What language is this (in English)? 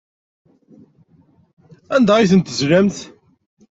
Kabyle